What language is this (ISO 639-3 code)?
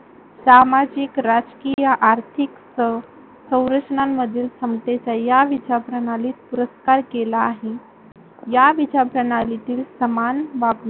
mar